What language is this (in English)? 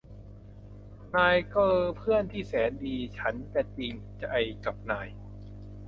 Thai